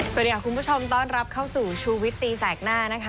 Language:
Thai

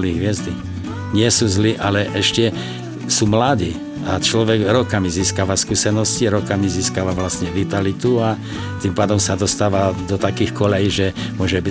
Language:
Slovak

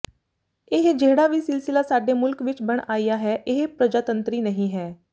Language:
Punjabi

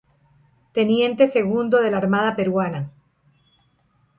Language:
Spanish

